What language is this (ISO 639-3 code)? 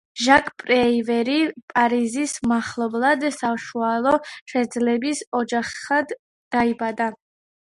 kat